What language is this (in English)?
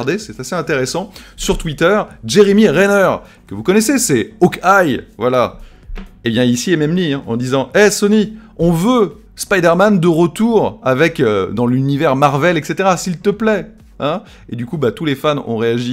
French